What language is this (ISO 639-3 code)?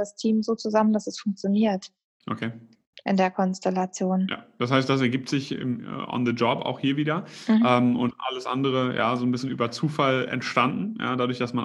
deu